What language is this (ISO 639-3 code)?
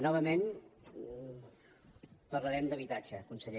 cat